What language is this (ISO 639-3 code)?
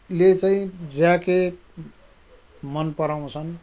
nep